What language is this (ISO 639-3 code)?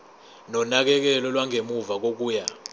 zul